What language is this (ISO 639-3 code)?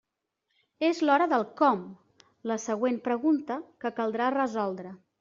cat